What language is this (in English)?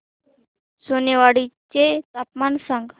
Marathi